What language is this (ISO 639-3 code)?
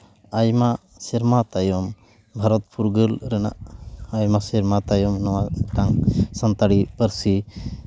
sat